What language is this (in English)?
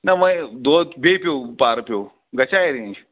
Kashmiri